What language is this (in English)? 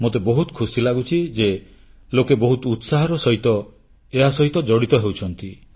Odia